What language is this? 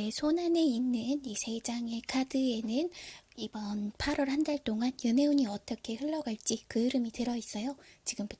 Korean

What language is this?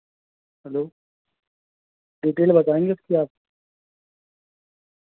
Urdu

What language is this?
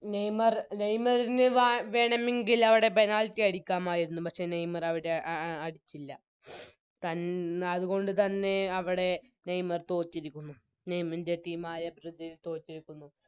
Malayalam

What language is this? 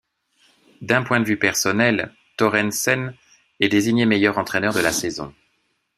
French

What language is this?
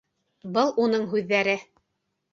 Bashkir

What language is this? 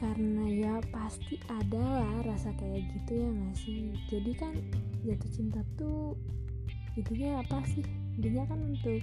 Indonesian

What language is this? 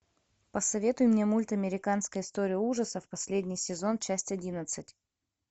Russian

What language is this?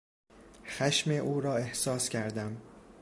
Persian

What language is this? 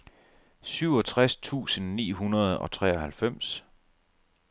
Danish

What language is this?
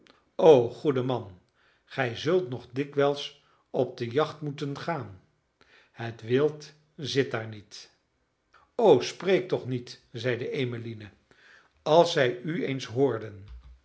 Dutch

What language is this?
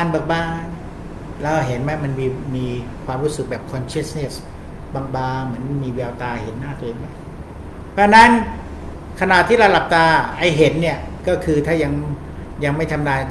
Thai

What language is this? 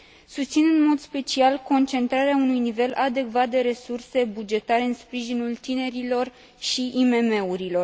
Romanian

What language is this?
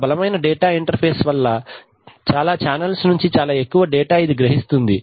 Telugu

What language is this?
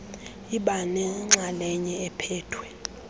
Xhosa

